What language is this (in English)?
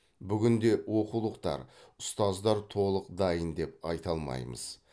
Kazakh